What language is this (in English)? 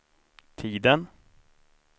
Swedish